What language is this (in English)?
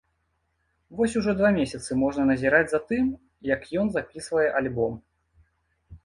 Belarusian